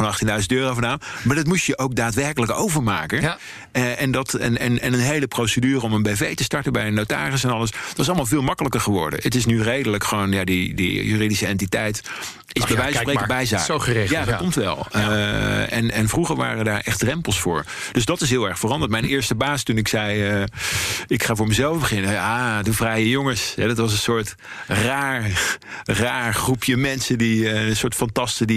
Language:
Dutch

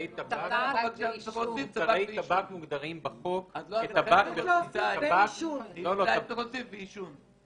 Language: Hebrew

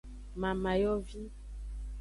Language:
Aja (Benin)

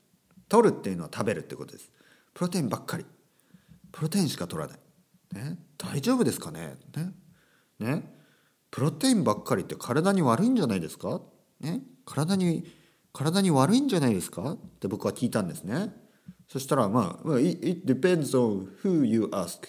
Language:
Japanese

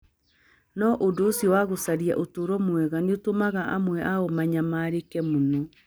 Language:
Kikuyu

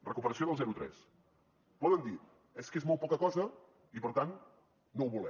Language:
Catalan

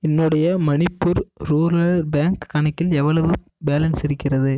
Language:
Tamil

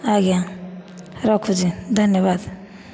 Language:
Odia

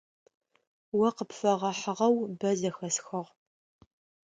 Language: Adyghe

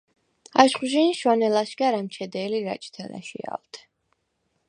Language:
Svan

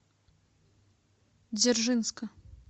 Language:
Russian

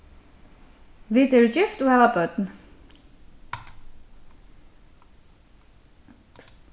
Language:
Faroese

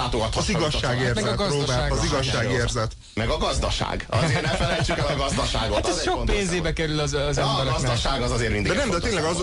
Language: Hungarian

